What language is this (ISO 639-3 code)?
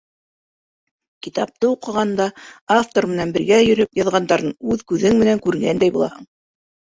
bak